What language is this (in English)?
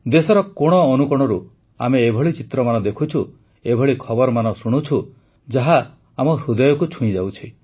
Odia